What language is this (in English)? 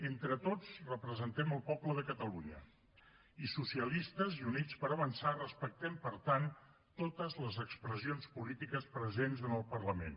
Catalan